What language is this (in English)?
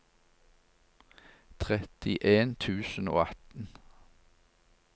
Norwegian